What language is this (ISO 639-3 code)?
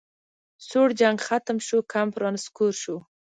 pus